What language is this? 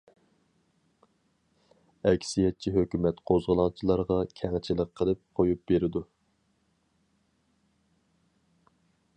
Uyghur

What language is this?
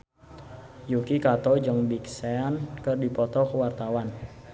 Sundanese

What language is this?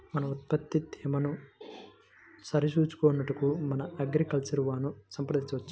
Telugu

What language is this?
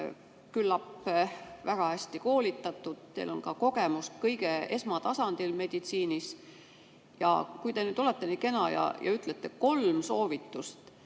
Estonian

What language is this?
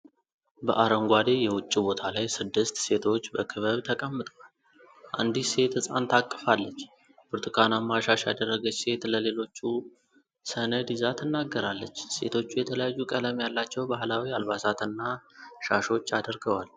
Amharic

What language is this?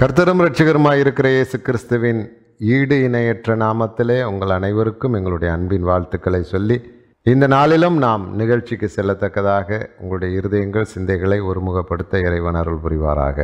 Tamil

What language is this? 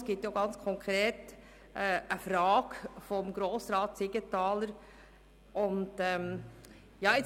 Swiss German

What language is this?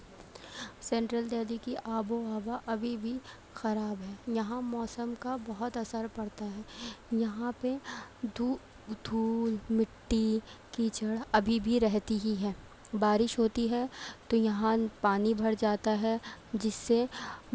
Urdu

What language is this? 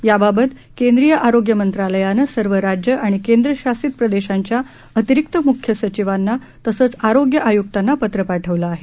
Marathi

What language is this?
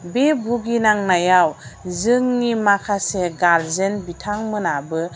Bodo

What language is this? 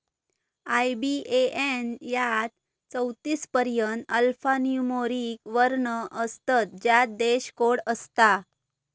Marathi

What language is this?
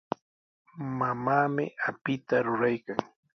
Sihuas Ancash Quechua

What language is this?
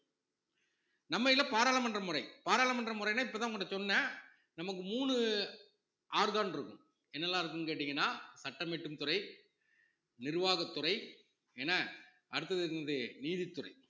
Tamil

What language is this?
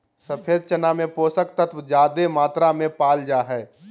Magahi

